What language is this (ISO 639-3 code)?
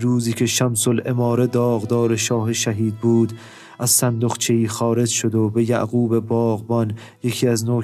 fas